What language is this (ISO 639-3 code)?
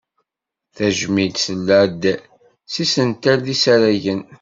kab